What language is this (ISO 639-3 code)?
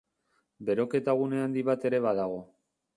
eus